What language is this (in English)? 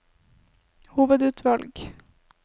Norwegian